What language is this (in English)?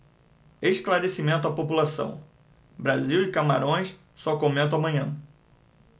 Portuguese